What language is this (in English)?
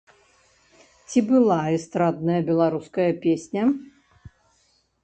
Belarusian